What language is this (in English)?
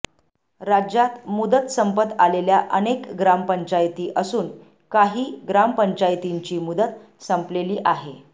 Marathi